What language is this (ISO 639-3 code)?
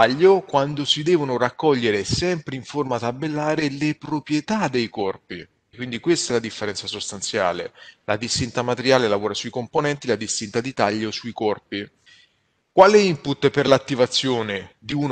ita